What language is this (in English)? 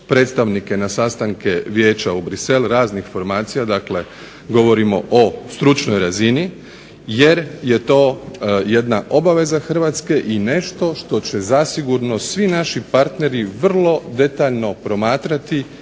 Croatian